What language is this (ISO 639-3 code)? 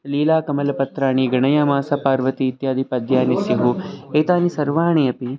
san